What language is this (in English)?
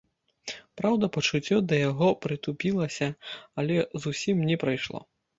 Belarusian